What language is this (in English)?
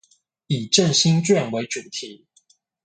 Chinese